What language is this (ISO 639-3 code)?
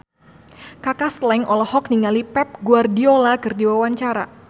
sun